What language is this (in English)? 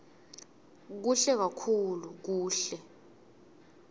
Swati